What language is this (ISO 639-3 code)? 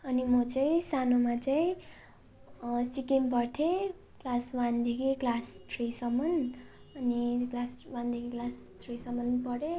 nep